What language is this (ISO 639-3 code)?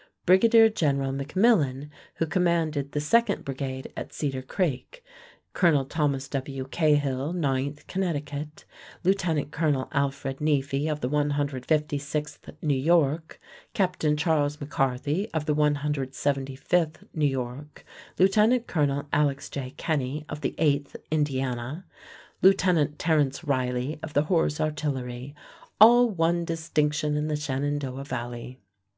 eng